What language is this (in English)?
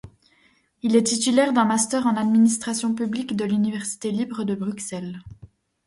French